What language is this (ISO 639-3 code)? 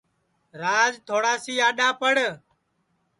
ssi